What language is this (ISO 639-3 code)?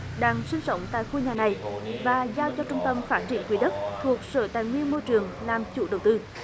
vie